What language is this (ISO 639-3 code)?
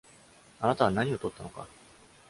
jpn